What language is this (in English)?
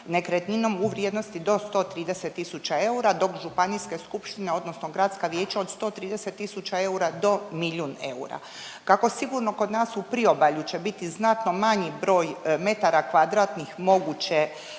Croatian